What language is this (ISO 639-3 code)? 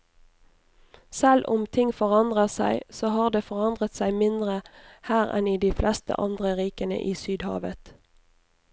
nor